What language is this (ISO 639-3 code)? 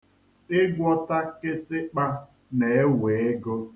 ibo